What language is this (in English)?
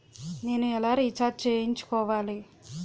Telugu